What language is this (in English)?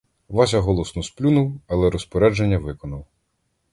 Ukrainian